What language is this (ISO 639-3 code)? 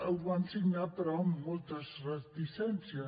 cat